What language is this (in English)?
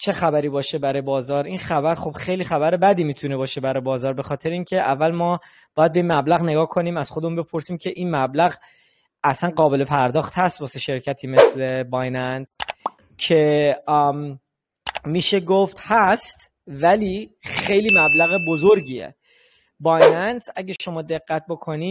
Persian